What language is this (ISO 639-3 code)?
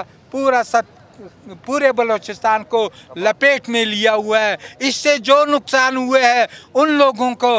hin